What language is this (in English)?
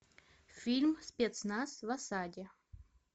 Russian